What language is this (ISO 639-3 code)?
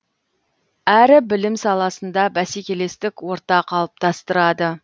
kaz